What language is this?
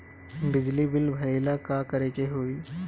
Bhojpuri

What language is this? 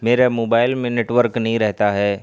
Urdu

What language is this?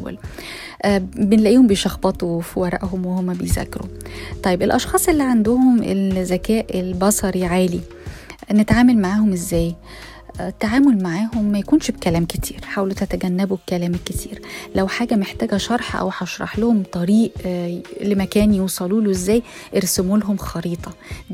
Arabic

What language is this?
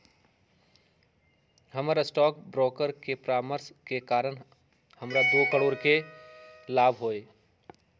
Magahi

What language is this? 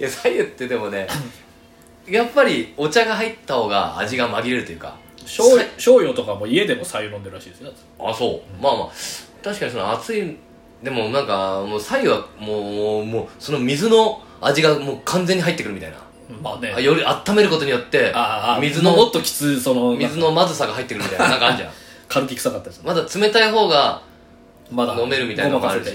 Japanese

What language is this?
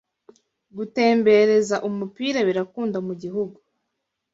Kinyarwanda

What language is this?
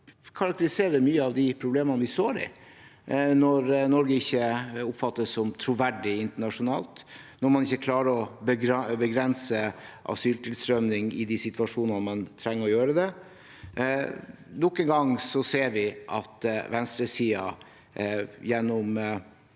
Norwegian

